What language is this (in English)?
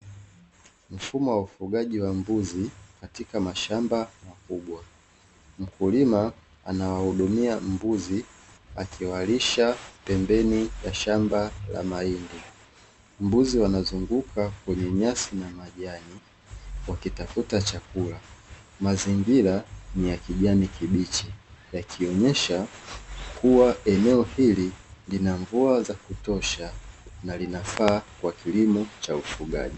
Swahili